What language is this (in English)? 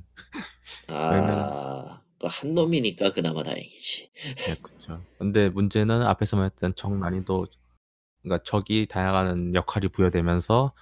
Korean